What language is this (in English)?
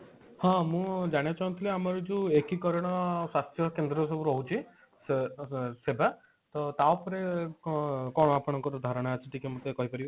Odia